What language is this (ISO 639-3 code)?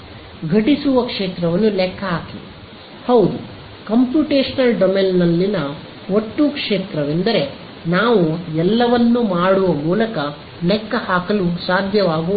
kan